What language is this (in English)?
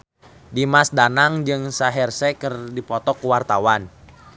Sundanese